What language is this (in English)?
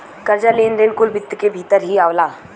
Bhojpuri